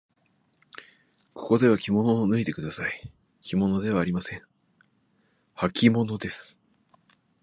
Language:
Japanese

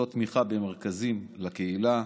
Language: Hebrew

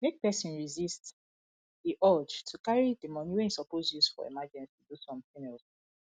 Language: Nigerian Pidgin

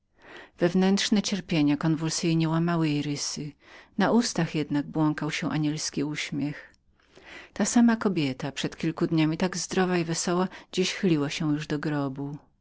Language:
Polish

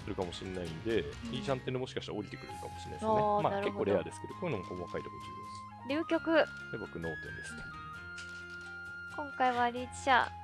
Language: Japanese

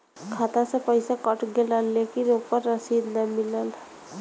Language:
Bhojpuri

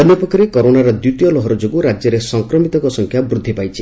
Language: Odia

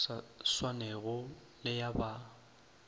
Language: Northern Sotho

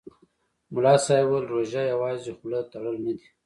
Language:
Pashto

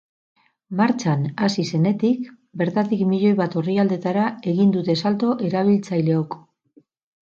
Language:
Basque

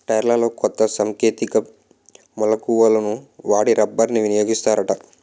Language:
Telugu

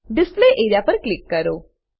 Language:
Gujarati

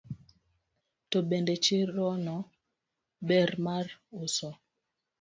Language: Luo (Kenya and Tanzania)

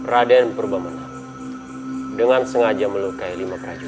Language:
Indonesian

